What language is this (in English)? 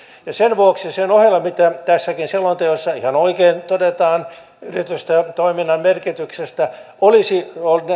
Finnish